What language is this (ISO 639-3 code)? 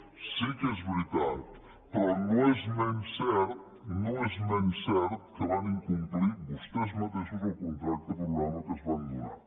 cat